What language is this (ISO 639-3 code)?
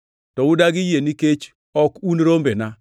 luo